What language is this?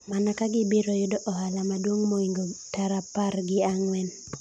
Luo (Kenya and Tanzania)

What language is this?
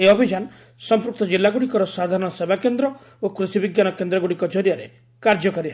Odia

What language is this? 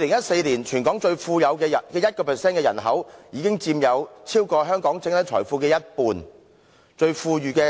Cantonese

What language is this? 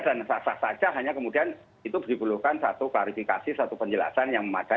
Indonesian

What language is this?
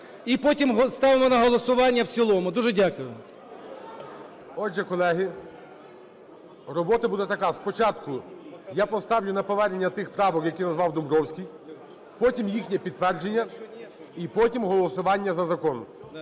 Ukrainian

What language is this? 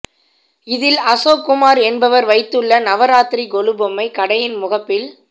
Tamil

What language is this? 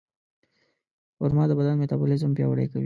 Pashto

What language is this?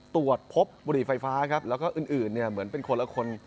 Thai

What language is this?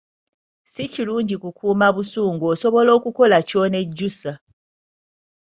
Ganda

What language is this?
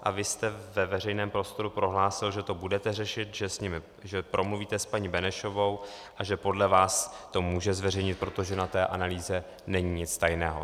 Czech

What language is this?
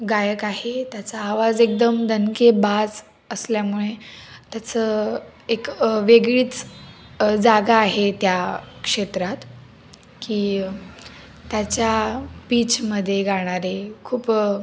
Marathi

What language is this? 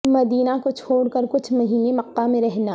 Urdu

